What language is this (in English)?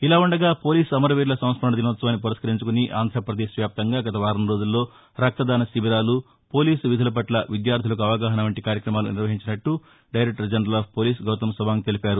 Telugu